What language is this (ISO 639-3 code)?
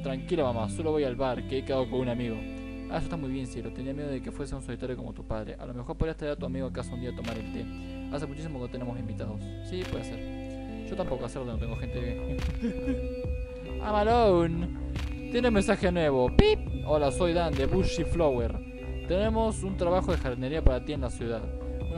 spa